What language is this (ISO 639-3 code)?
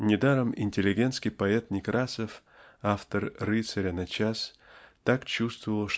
rus